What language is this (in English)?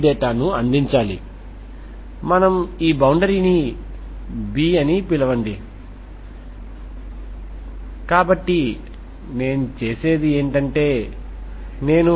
Telugu